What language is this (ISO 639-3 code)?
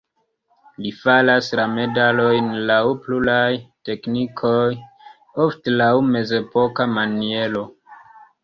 epo